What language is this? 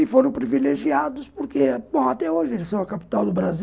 Portuguese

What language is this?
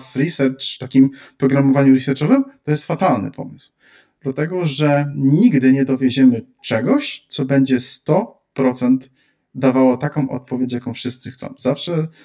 Polish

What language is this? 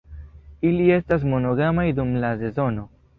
Esperanto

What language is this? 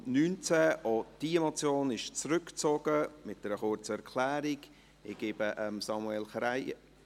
Swiss German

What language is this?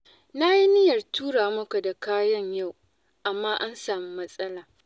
Hausa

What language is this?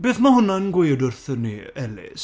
Welsh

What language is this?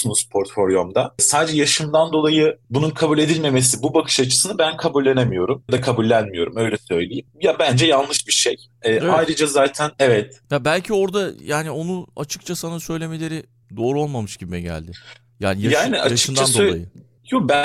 Turkish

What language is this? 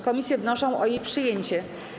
Polish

